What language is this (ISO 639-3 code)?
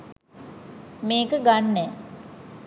sin